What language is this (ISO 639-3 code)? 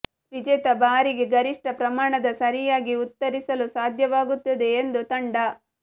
kan